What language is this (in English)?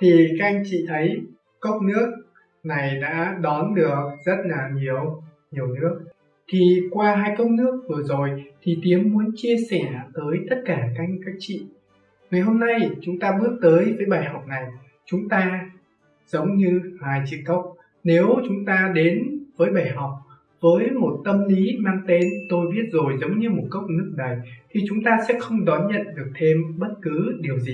Vietnamese